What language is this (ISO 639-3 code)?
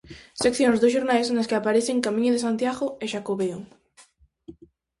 glg